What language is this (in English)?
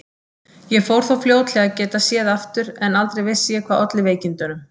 Icelandic